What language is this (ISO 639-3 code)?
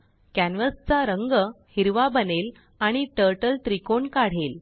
mar